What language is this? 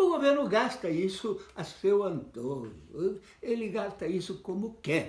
Portuguese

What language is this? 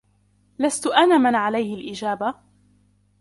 Arabic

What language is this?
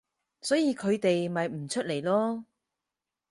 Cantonese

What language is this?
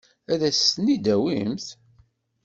Kabyle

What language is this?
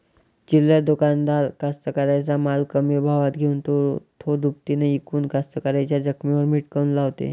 Marathi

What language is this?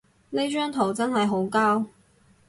Cantonese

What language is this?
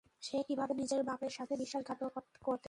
Bangla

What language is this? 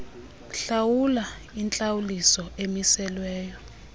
Xhosa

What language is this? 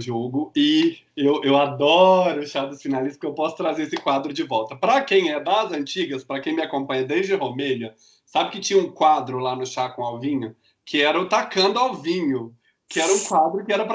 Portuguese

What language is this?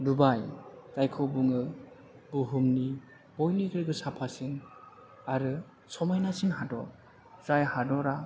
Bodo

